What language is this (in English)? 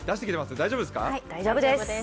Japanese